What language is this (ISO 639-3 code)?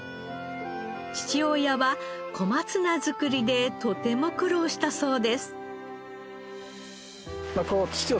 jpn